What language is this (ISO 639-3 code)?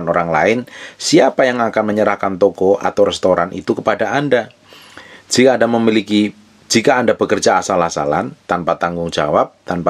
ind